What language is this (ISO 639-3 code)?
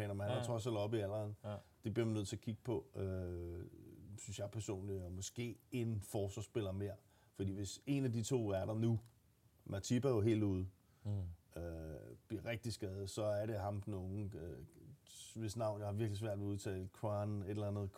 dan